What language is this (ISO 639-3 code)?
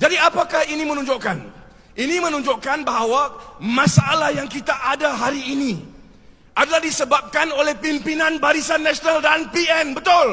msa